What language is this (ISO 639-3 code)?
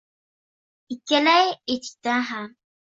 uzb